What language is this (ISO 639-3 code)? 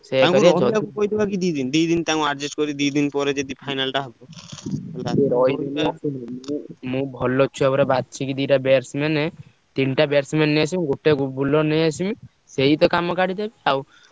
ori